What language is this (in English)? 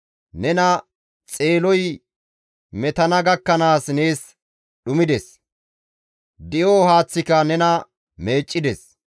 Gamo